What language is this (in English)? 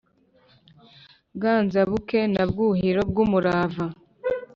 Kinyarwanda